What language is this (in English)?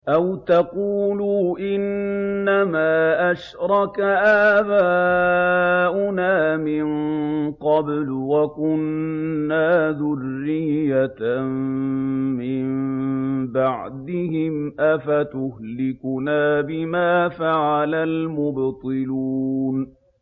Arabic